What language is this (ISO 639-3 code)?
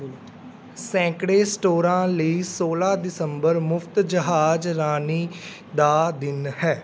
pan